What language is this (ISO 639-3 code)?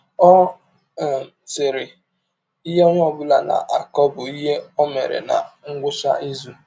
ibo